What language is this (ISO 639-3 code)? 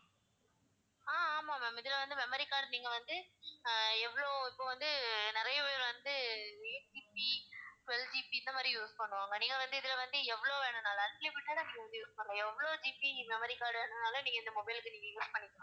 tam